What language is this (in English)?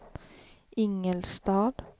Swedish